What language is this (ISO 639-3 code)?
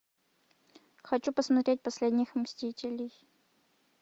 rus